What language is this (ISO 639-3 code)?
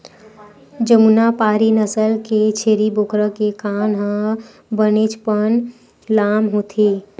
hne